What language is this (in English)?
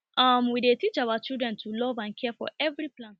Nigerian Pidgin